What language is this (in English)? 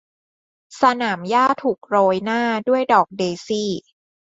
Thai